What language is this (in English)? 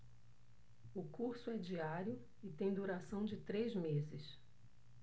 Portuguese